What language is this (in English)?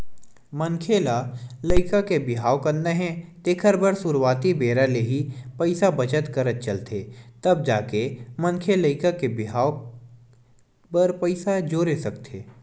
Chhattisgarhi